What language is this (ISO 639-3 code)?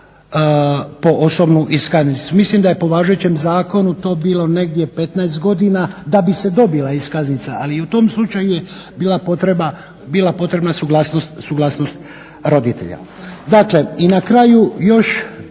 hrv